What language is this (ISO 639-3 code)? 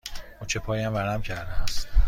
fas